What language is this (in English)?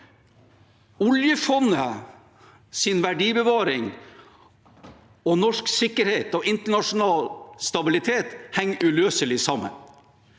Norwegian